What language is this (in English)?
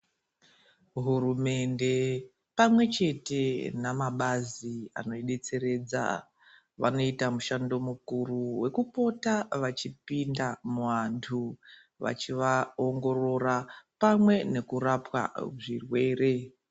Ndau